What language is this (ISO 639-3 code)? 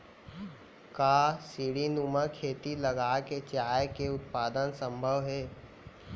hne